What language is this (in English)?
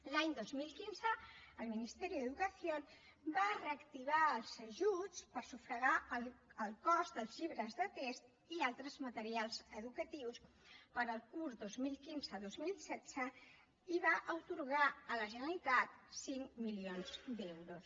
Catalan